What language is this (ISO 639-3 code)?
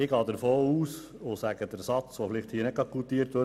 gsw